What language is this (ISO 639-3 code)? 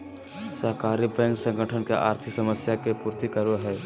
mag